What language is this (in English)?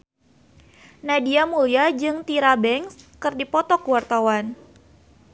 Sundanese